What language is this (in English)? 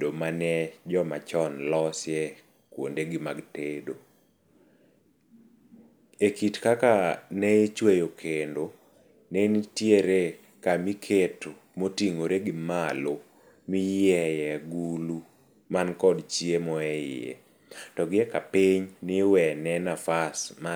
Luo (Kenya and Tanzania)